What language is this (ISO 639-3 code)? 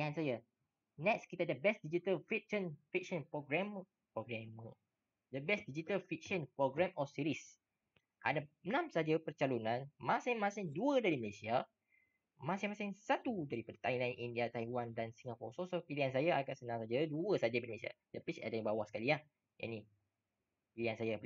msa